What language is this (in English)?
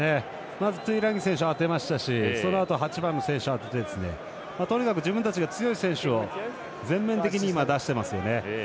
Japanese